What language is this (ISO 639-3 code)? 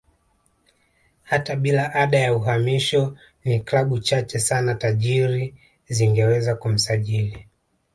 swa